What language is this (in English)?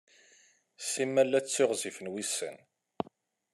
Kabyle